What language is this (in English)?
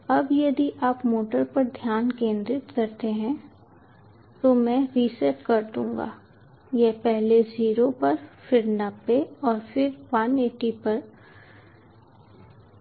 Hindi